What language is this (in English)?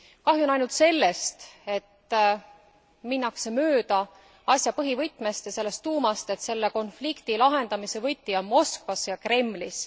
Estonian